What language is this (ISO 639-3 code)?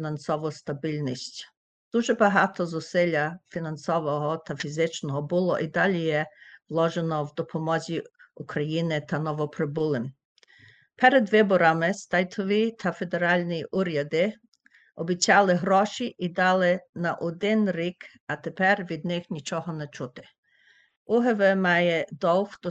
ukr